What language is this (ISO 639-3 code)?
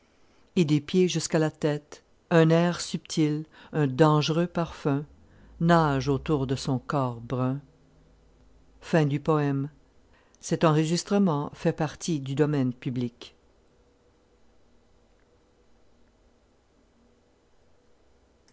fra